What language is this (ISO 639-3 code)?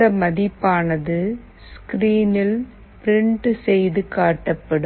tam